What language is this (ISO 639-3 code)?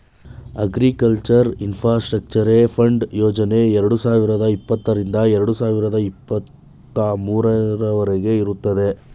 kan